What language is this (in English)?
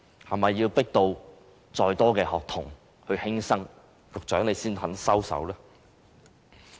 Cantonese